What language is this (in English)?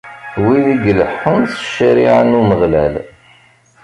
Kabyle